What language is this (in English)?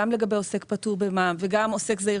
Hebrew